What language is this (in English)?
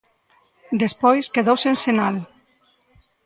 Galician